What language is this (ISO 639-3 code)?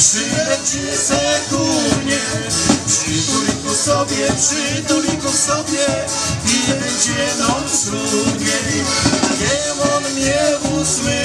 pol